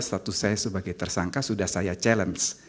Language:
Indonesian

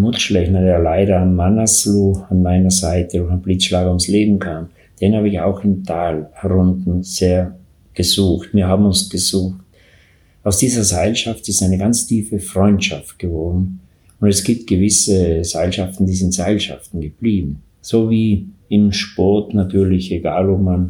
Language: German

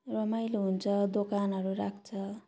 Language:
Nepali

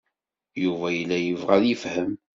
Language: Kabyle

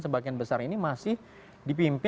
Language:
Indonesian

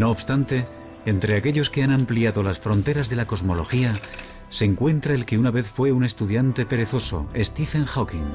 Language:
Spanish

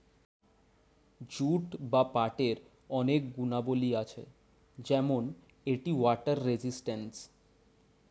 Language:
Bangla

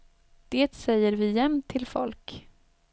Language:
Swedish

